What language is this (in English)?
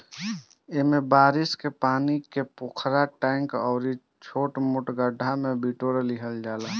Bhojpuri